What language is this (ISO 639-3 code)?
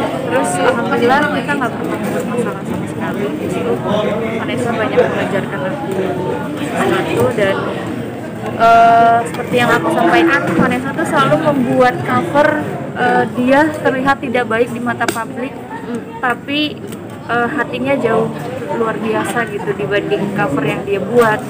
ind